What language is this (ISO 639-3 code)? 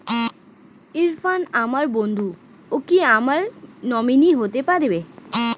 ben